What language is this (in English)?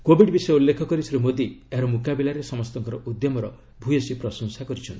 Odia